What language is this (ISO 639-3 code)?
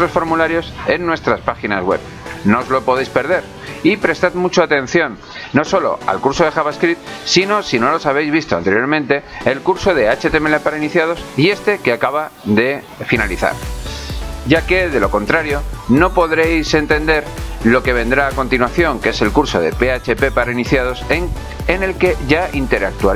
spa